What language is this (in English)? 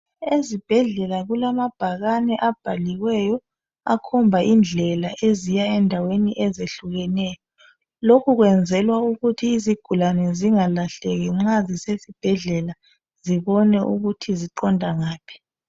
North Ndebele